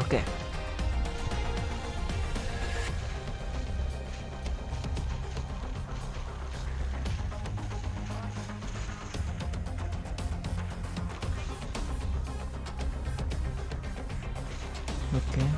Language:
Indonesian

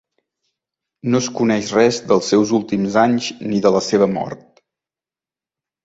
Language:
Catalan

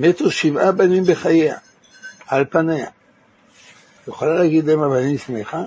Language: Hebrew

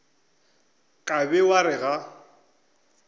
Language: Northern Sotho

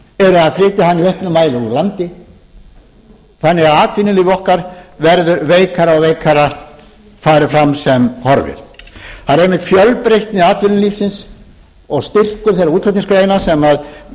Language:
Icelandic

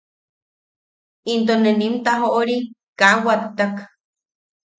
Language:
Yaqui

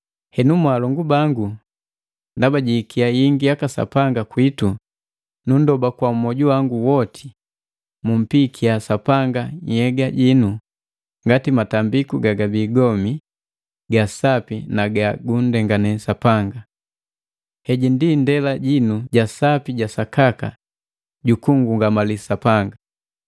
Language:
Matengo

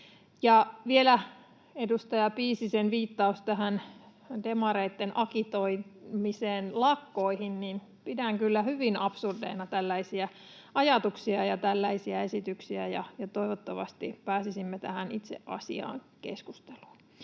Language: Finnish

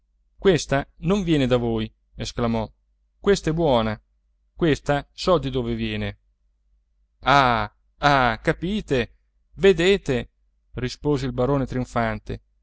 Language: Italian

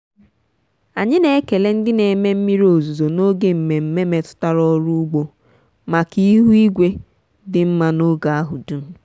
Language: Igbo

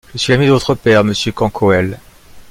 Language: French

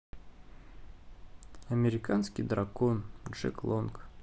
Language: Russian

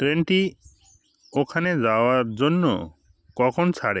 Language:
Bangla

